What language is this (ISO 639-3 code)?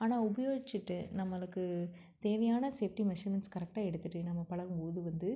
tam